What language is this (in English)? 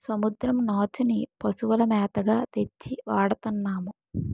Telugu